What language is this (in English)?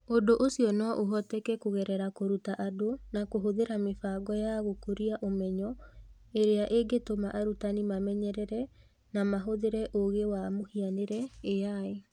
Kikuyu